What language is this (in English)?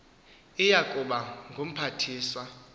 Xhosa